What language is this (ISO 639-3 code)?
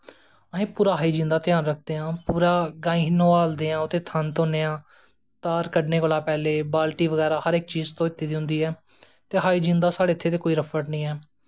doi